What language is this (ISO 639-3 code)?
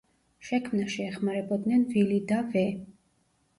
kat